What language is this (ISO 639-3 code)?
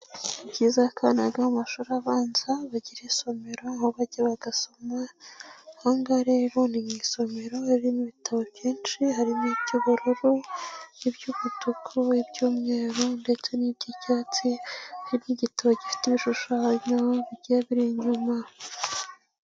kin